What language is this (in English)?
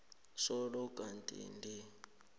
South Ndebele